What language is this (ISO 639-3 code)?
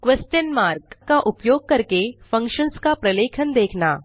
hin